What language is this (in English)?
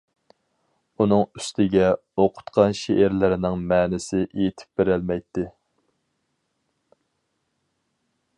Uyghur